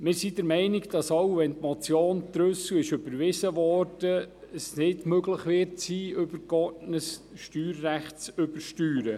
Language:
Swiss German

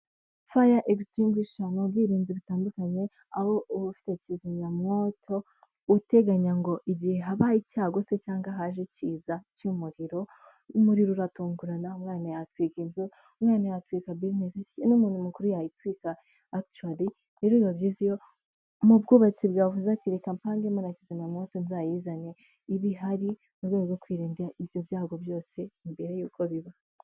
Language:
Kinyarwanda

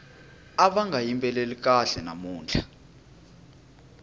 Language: Tsonga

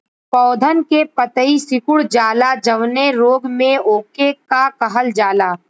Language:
Bhojpuri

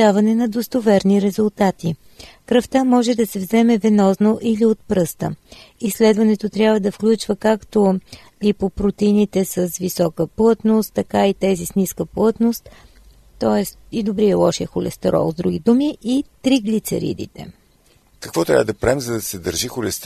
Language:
Bulgarian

